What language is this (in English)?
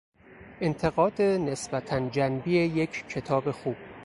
Persian